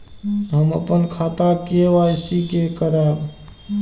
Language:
Maithili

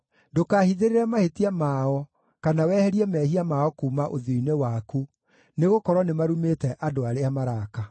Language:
Kikuyu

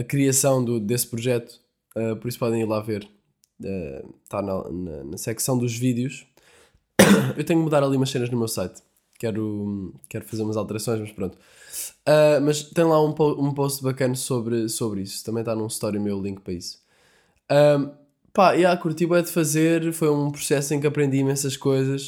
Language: Portuguese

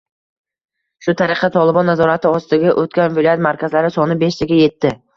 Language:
Uzbek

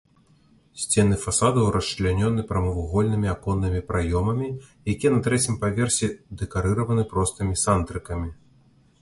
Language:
Belarusian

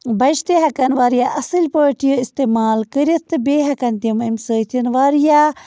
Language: Kashmiri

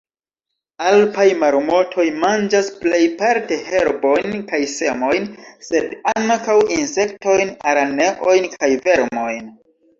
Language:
Esperanto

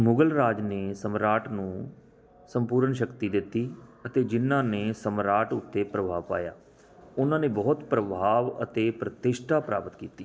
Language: Punjabi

